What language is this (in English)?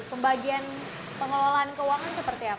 Indonesian